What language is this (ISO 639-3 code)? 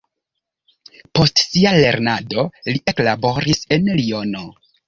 epo